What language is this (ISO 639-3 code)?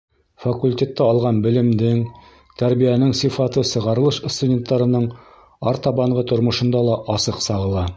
bak